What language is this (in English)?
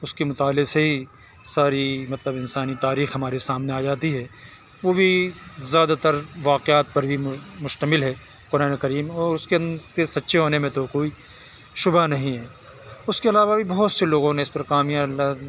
Urdu